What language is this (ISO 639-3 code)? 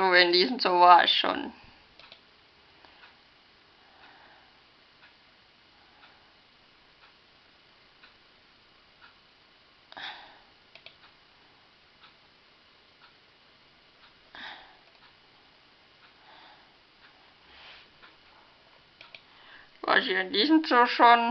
deu